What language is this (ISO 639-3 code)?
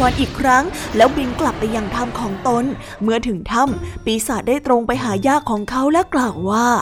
tha